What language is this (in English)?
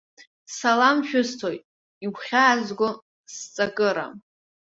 Abkhazian